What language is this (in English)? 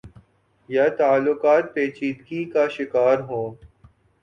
Urdu